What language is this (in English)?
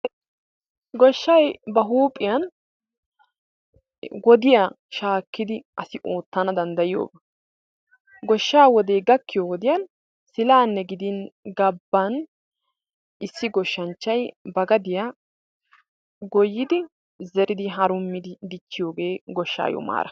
Wolaytta